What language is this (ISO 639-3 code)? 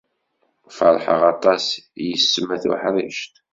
kab